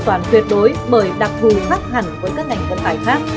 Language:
Vietnamese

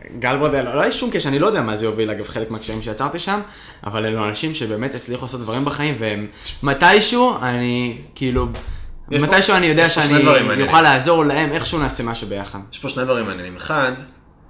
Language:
Hebrew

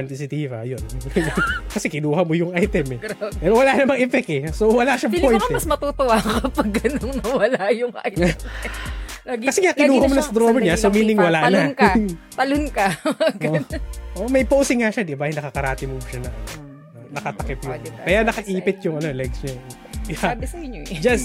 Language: Filipino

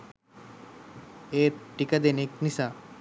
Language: Sinhala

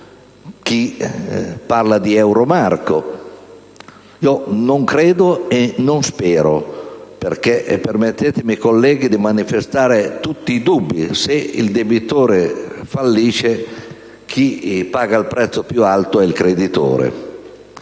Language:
Italian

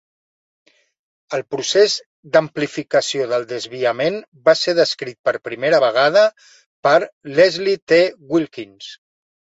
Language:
Catalan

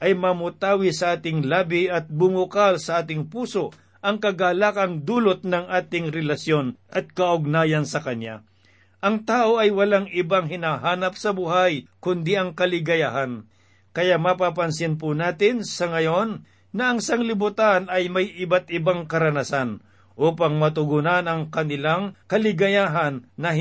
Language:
Filipino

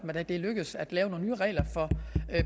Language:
Danish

